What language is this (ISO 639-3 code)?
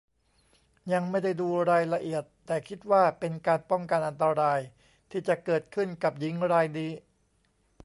tha